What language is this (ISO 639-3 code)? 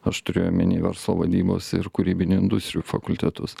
lit